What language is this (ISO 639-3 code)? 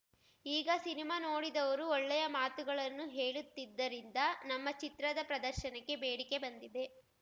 kan